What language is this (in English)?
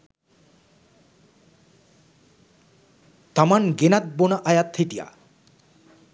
Sinhala